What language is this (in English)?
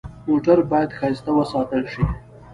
Pashto